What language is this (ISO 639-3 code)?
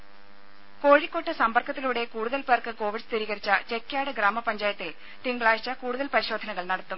mal